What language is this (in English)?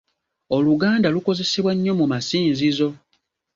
Ganda